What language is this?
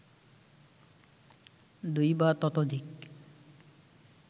Bangla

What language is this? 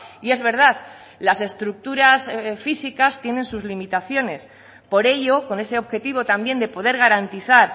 Spanish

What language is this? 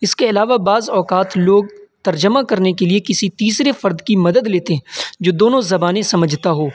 Urdu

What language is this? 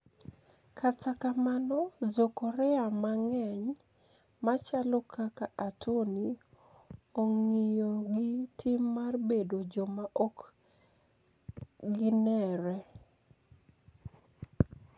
Luo (Kenya and Tanzania)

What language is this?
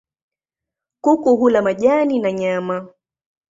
Swahili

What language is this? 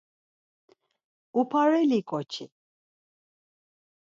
Laz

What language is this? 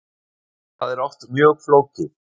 Icelandic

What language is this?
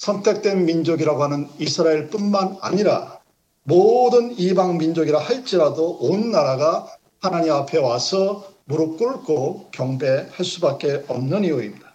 Korean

